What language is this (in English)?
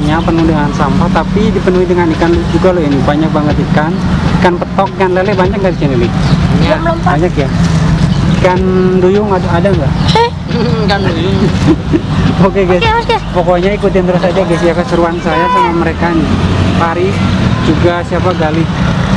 Indonesian